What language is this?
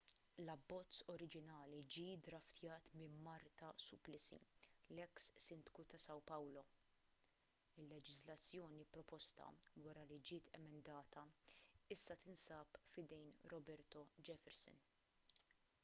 Maltese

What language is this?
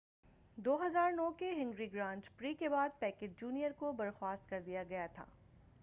Urdu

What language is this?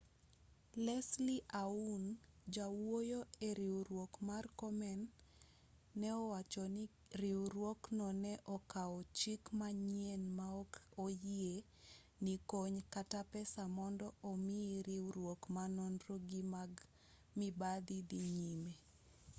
Luo (Kenya and Tanzania)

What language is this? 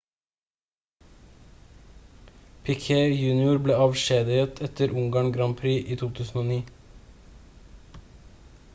Norwegian Bokmål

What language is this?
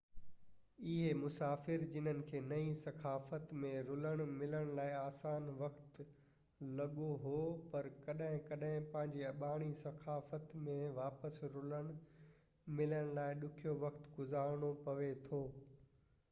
Sindhi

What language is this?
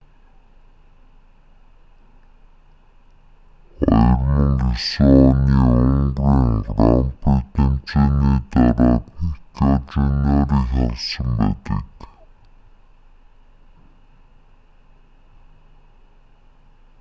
Mongolian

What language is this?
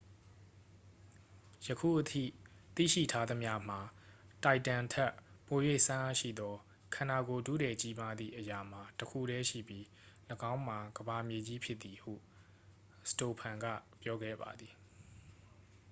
Burmese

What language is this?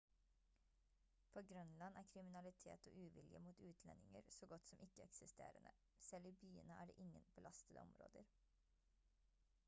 Norwegian Bokmål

